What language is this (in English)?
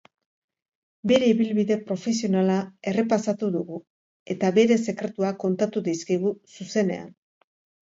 Basque